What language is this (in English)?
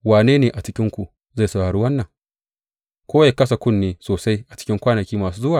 Hausa